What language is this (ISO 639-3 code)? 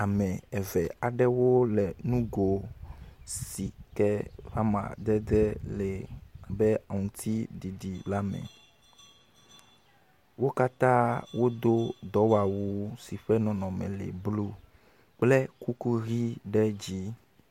ewe